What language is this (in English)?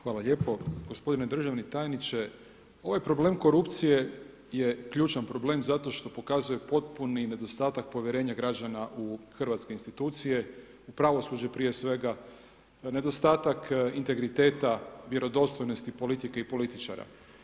Croatian